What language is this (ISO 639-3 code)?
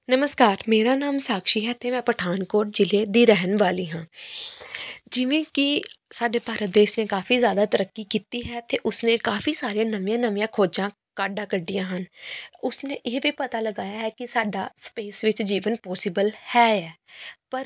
pan